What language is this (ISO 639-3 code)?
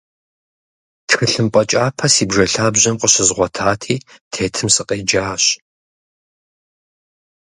kbd